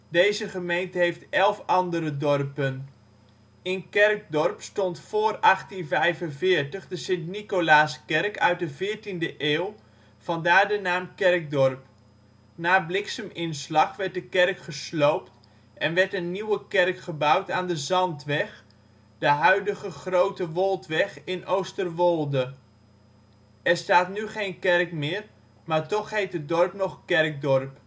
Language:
Dutch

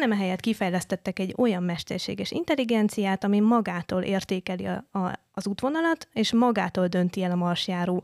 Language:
Hungarian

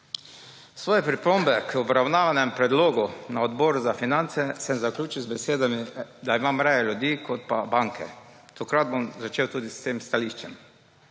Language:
Slovenian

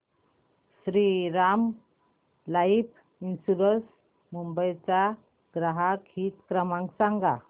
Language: Marathi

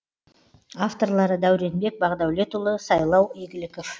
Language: Kazakh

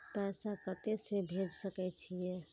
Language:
Maithili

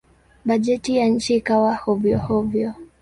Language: Swahili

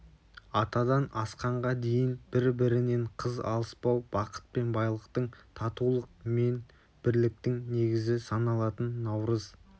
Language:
Kazakh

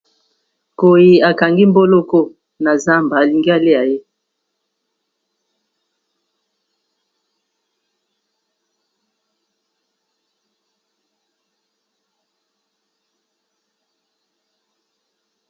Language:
Lingala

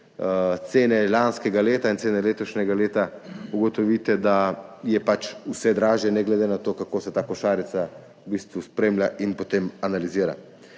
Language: Slovenian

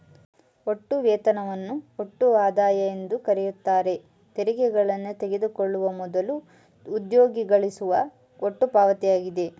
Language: Kannada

